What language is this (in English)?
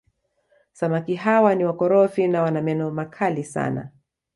Swahili